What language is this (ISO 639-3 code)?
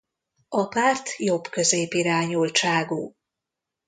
hun